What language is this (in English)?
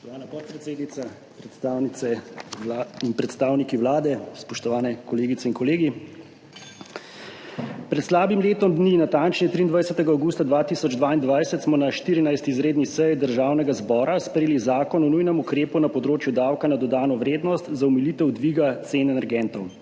Slovenian